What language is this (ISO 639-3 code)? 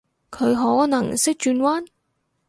yue